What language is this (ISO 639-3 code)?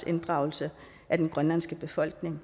dan